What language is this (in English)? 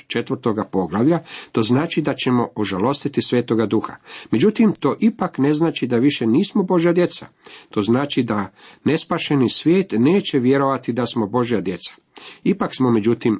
Croatian